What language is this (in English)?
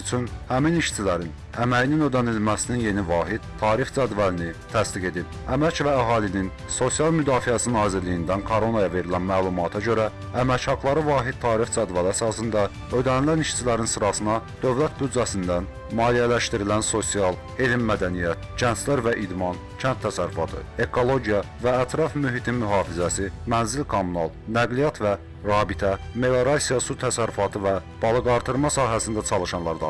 Turkish